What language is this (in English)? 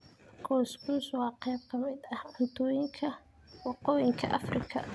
Somali